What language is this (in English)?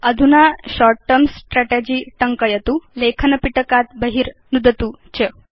Sanskrit